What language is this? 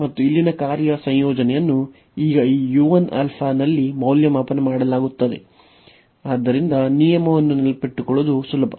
Kannada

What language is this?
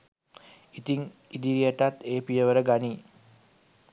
Sinhala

